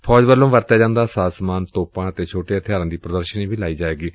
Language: Punjabi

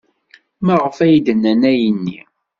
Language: Kabyle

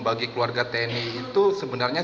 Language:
Indonesian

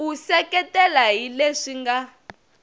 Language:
Tsonga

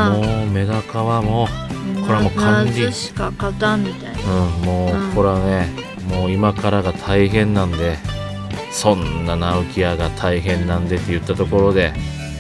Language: Japanese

